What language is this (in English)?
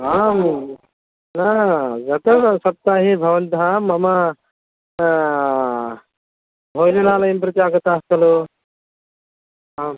Sanskrit